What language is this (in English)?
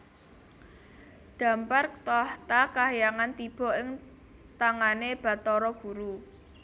Javanese